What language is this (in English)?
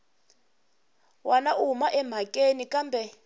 Tsonga